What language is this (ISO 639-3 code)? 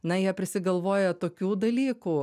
lit